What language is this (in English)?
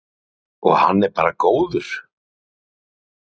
Icelandic